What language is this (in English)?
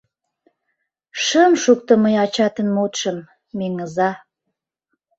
Mari